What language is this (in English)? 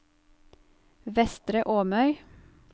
Norwegian